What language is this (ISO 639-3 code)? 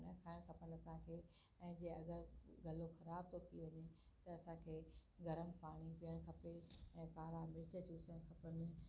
snd